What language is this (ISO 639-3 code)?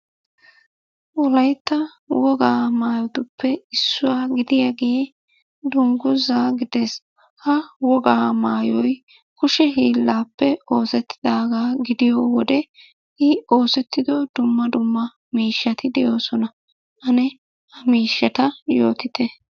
wal